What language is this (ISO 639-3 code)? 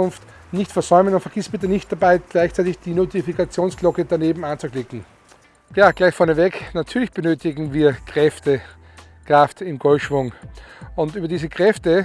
deu